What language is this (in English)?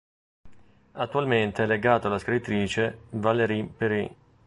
Italian